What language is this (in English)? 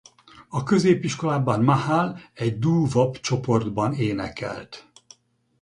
Hungarian